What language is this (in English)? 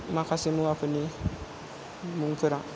Bodo